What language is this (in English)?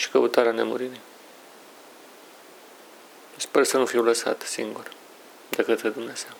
Romanian